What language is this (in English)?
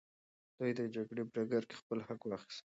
Pashto